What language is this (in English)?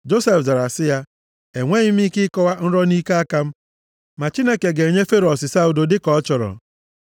Igbo